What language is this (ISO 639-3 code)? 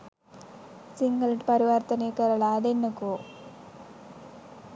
sin